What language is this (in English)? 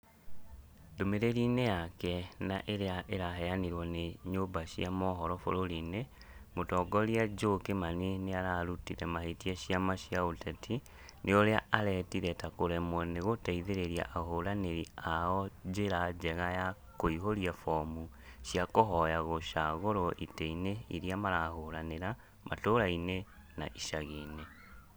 Kikuyu